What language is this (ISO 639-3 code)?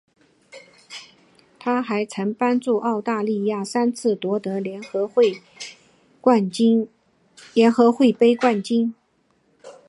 zho